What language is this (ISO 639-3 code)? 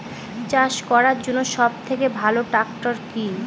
ben